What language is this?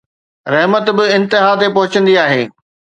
Sindhi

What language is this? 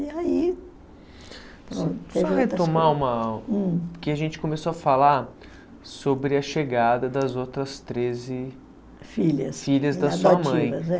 Portuguese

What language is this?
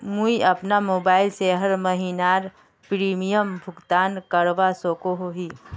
Magahi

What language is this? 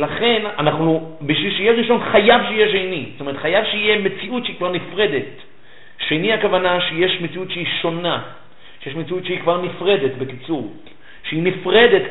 Hebrew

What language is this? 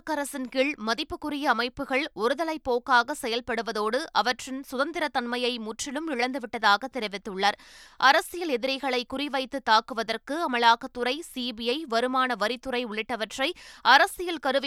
Tamil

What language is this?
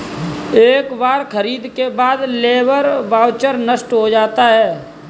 Hindi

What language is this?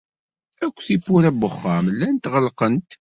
Kabyle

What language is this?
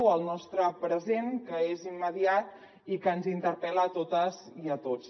Catalan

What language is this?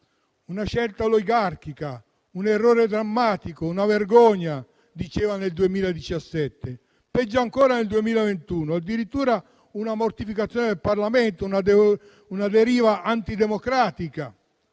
Italian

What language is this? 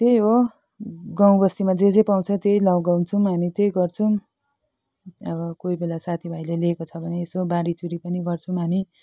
Nepali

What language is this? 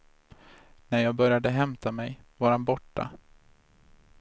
Swedish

